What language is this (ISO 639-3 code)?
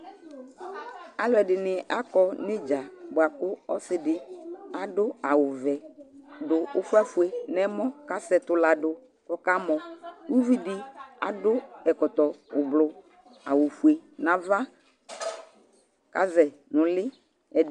kpo